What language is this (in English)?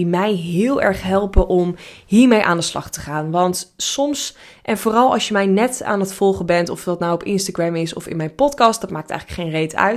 Dutch